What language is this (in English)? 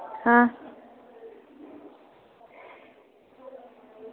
Dogri